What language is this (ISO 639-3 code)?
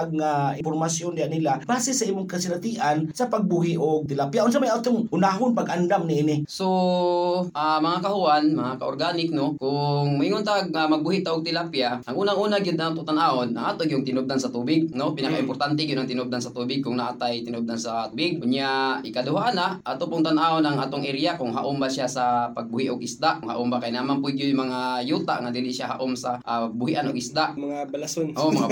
fil